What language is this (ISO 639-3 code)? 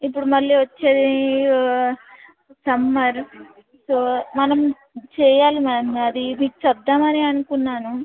tel